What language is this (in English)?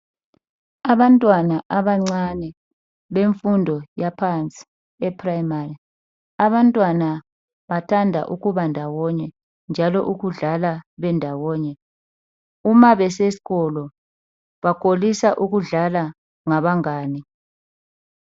North Ndebele